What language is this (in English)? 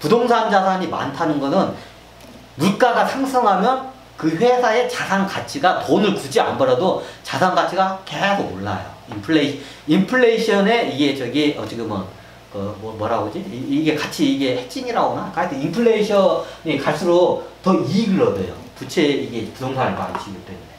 Korean